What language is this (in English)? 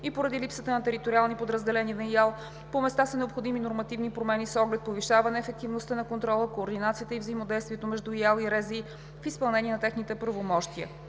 Bulgarian